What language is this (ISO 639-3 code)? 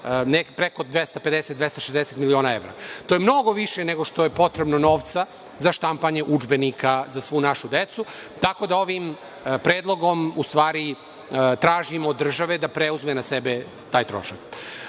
srp